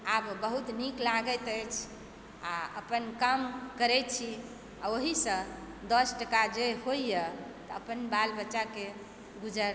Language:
Maithili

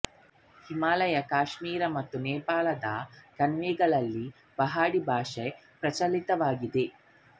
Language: Kannada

